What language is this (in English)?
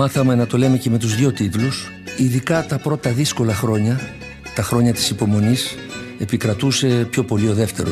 Greek